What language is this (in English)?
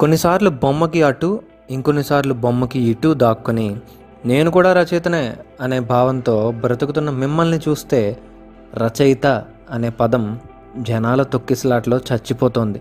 Telugu